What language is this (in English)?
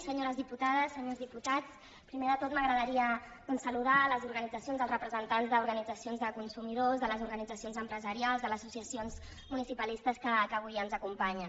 Catalan